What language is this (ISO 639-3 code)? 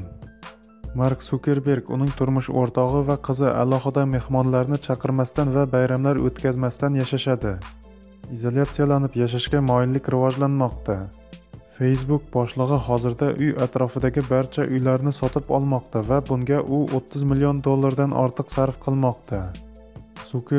tur